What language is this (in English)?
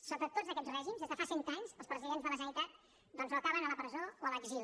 Catalan